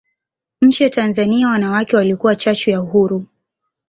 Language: Swahili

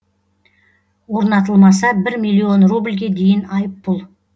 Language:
Kazakh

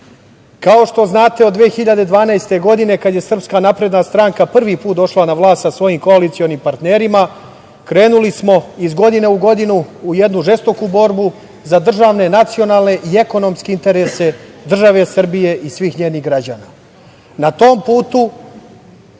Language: Serbian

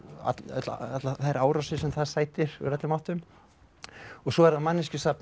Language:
Icelandic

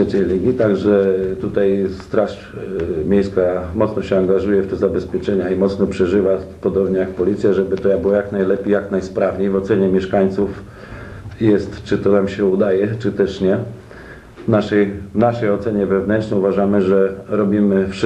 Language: Polish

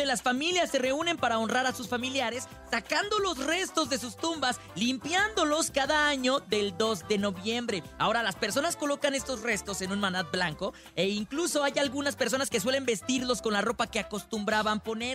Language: Spanish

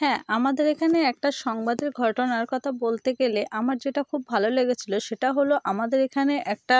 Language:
Bangla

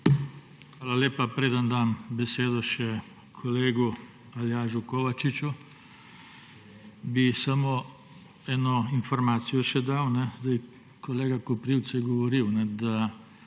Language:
Slovenian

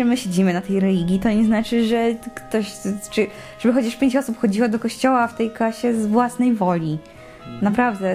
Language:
Polish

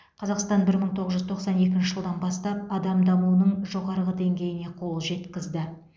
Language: Kazakh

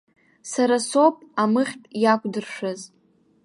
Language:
Abkhazian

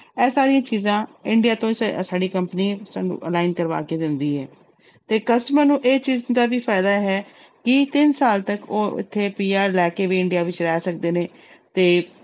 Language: Punjabi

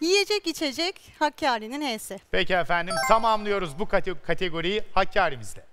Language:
Turkish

